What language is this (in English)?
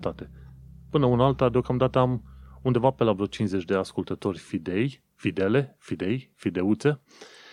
Romanian